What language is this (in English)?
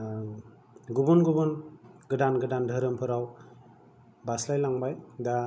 Bodo